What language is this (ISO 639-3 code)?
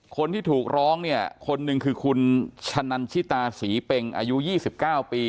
tha